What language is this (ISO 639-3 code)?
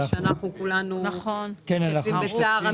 heb